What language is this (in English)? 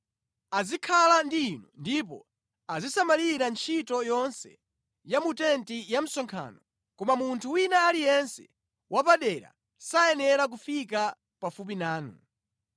Nyanja